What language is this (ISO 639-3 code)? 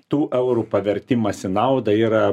lit